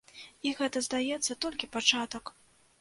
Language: Belarusian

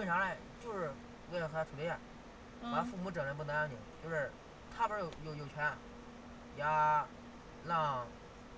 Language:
Chinese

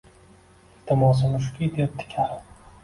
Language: Uzbek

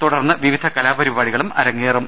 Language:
Malayalam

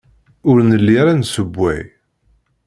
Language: Kabyle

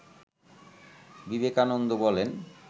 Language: Bangla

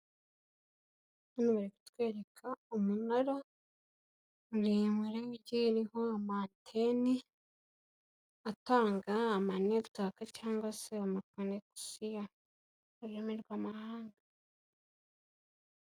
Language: Kinyarwanda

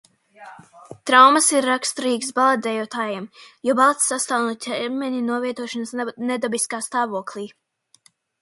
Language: Latvian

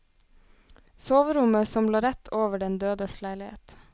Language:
Norwegian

